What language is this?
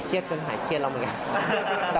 Thai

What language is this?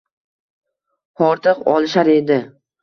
Uzbek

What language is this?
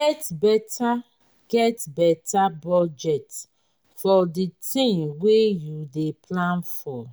Nigerian Pidgin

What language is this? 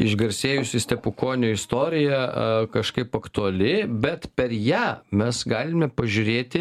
Lithuanian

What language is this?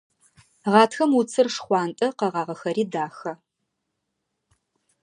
Adyghe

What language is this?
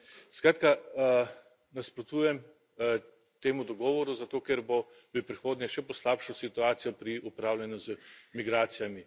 Slovenian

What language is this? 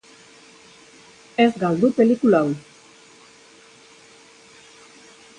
Basque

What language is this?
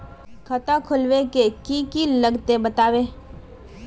Magahi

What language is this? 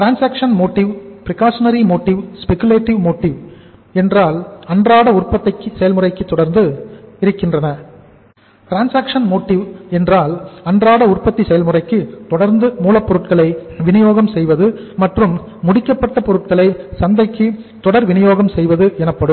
Tamil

